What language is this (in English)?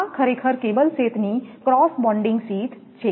Gujarati